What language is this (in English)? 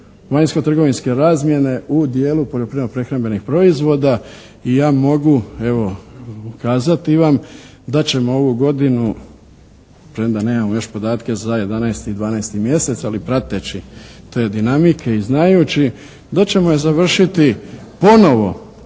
Croatian